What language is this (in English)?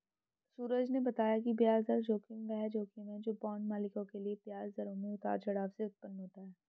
Hindi